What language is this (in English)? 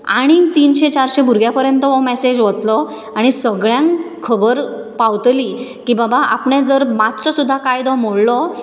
Konkani